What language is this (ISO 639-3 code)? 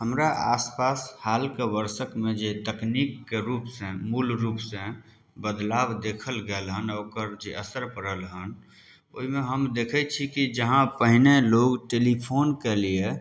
mai